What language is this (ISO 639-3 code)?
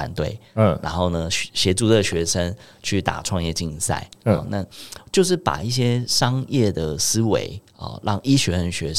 zho